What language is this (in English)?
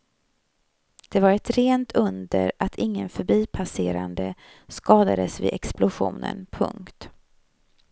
Swedish